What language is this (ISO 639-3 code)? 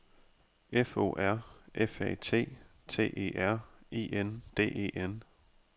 dan